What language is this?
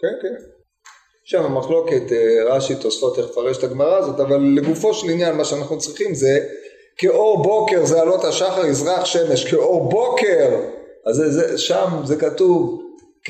Hebrew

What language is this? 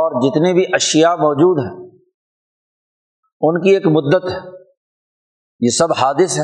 Urdu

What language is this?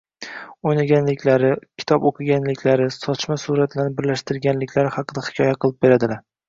Uzbek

